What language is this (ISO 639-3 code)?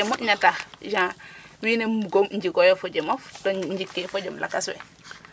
srr